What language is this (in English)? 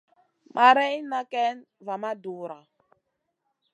Masana